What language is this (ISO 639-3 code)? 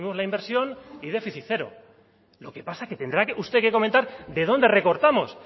spa